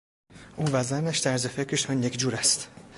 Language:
Persian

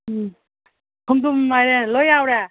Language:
Manipuri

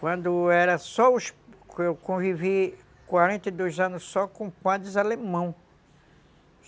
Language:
Portuguese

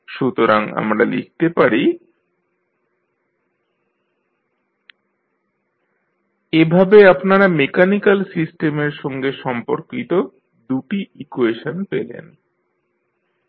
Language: Bangla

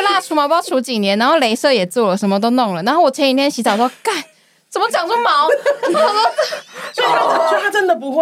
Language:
Chinese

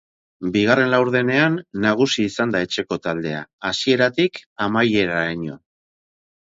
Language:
Basque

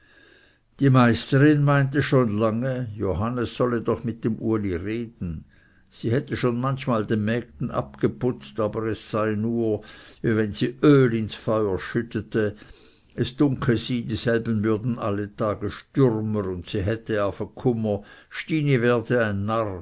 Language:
German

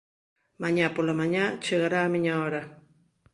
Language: Galician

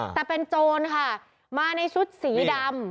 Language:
Thai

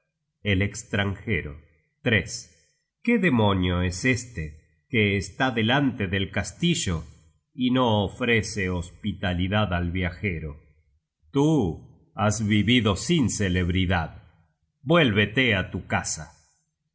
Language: Spanish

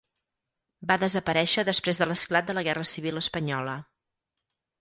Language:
Catalan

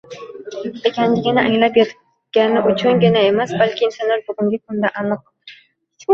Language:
Uzbek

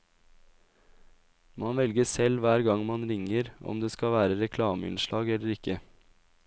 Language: Norwegian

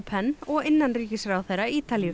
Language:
Icelandic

